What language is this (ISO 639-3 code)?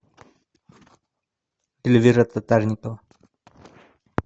rus